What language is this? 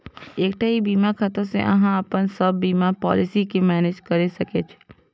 Maithili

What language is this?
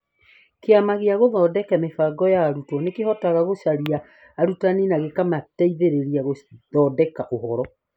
Kikuyu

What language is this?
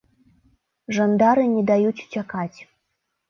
Belarusian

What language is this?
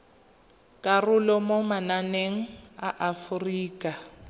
Tswana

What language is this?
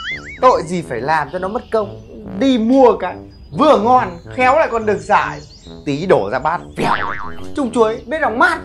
Vietnamese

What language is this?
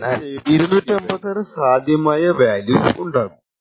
Malayalam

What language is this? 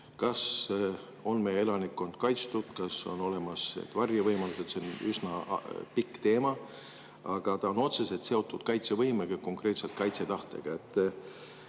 Estonian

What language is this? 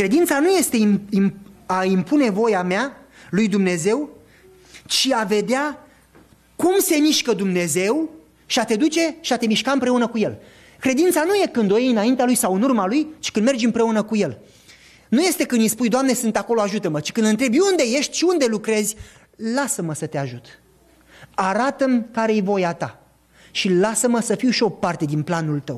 Romanian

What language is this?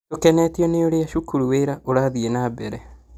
Kikuyu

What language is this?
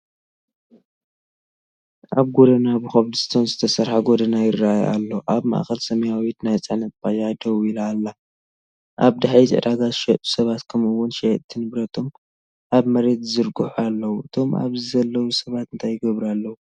Tigrinya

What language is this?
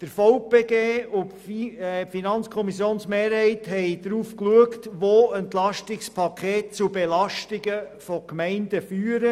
Swiss German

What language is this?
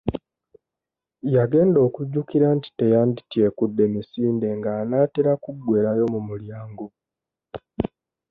Ganda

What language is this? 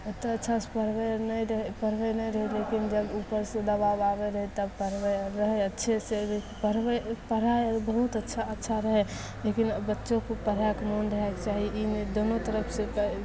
Maithili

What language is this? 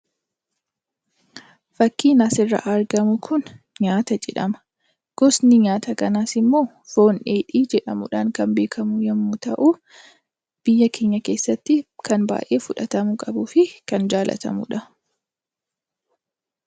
Oromo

